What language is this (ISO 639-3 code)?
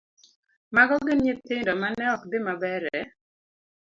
luo